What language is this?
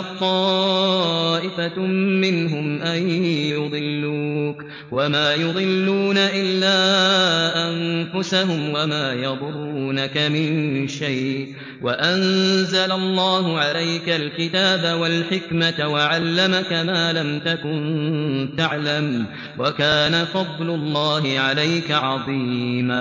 Arabic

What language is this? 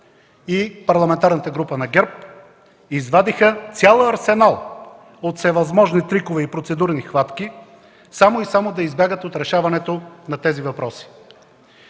Bulgarian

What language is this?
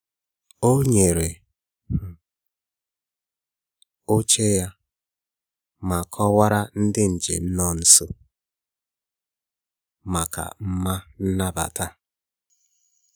Igbo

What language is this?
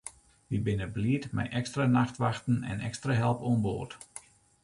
Western Frisian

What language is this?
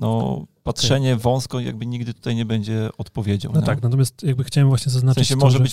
Polish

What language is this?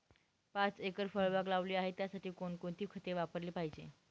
Marathi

